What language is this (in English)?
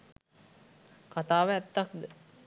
Sinhala